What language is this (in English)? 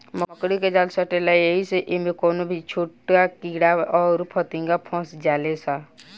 Bhojpuri